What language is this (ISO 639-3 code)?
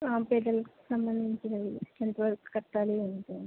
tel